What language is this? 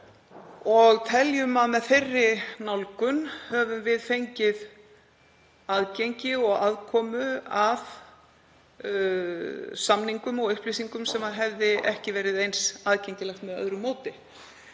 Icelandic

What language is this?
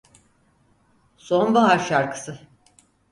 Turkish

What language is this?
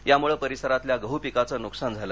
Marathi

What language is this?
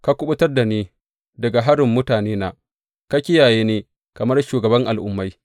Hausa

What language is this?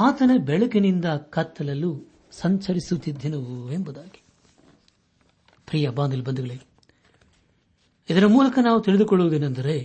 Kannada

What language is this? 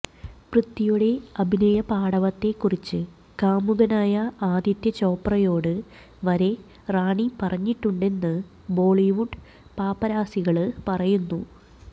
Malayalam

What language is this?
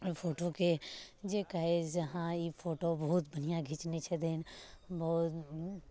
Maithili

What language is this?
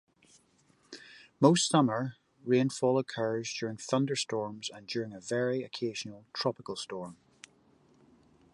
English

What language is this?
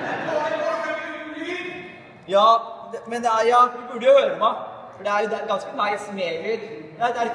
Norwegian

